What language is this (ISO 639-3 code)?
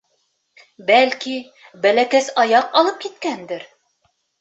bak